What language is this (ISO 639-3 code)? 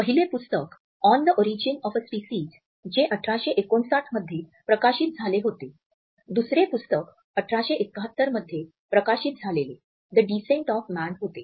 mar